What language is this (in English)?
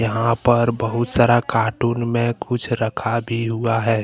Hindi